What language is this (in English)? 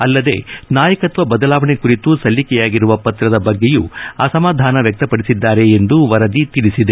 Kannada